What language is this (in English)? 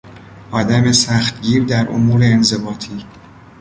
Persian